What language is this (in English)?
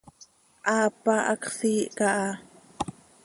Seri